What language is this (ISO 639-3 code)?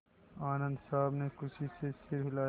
hin